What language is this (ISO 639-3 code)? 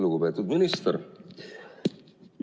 est